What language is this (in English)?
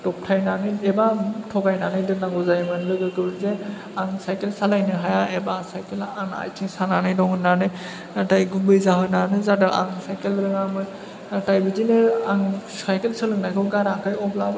Bodo